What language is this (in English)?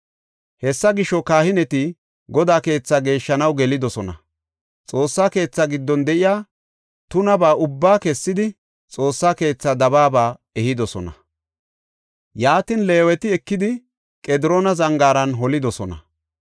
Gofa